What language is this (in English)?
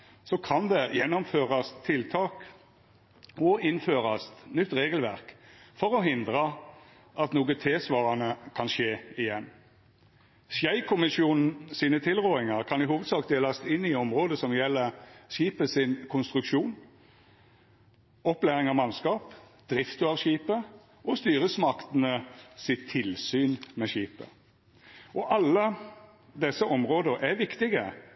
Norwegian Nynorsk